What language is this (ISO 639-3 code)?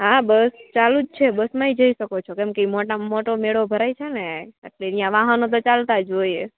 guj